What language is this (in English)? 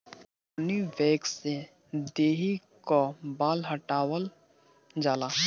Bhojpuri